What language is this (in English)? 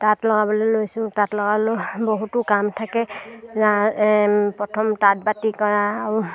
Assamese